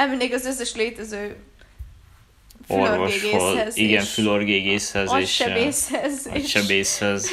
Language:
Hungarian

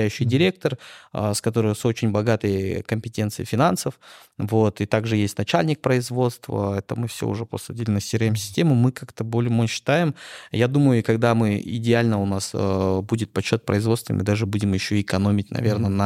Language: Russian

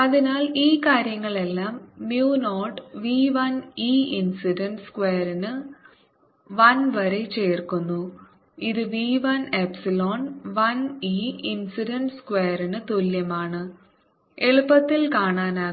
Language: Malayalam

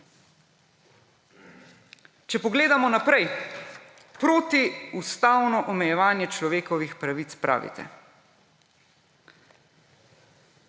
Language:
Slovenian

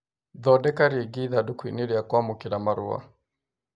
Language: Kikuyu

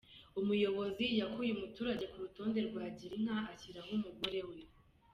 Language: Kinyarwanda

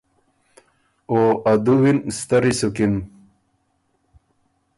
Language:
Ormuri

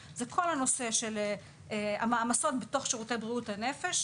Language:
Hebrew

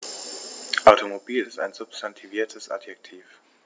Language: German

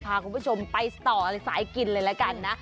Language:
Thai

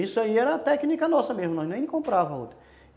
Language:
Portuguese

